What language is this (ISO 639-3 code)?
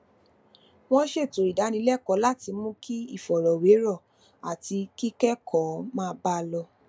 yor